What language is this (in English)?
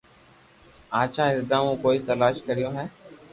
Loarki